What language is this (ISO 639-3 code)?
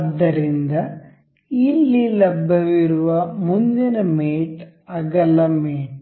kan